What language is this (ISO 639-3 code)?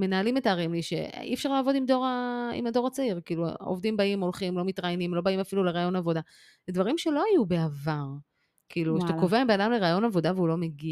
heb